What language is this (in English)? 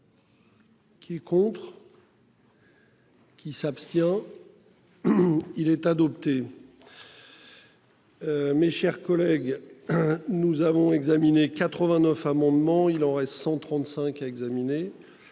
French